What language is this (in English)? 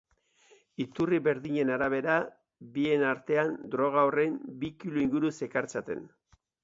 Basque